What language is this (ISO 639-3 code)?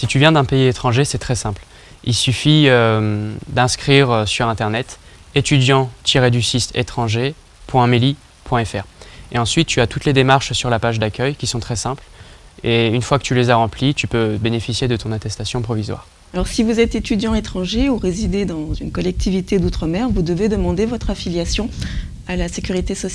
fra